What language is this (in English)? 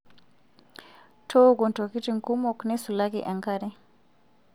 Masai